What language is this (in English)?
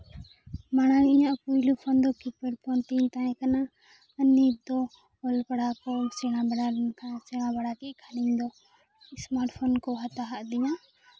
Santali